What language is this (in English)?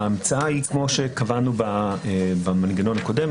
Hebrew